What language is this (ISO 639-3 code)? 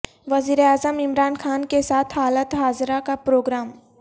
urd